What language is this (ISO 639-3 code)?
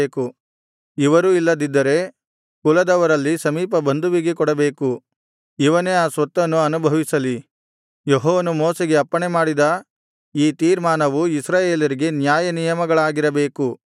kan